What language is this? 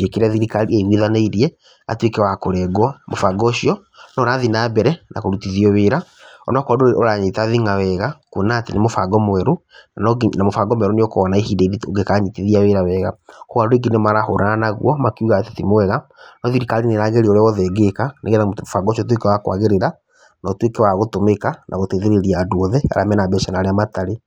Kikuyu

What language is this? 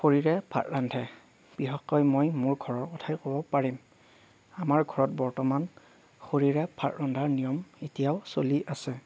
Assamese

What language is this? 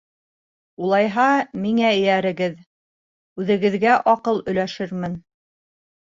Bashkir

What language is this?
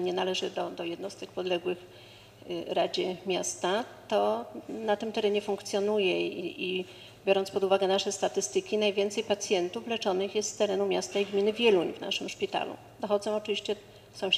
Polish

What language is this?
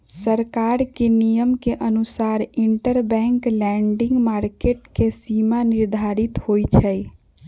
Magahi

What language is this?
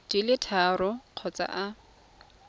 Tswana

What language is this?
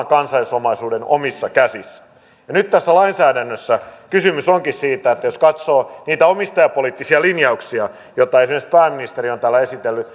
Finnish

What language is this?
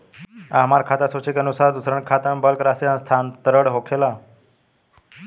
Bhojpuri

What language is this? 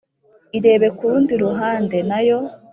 Kinyarwanda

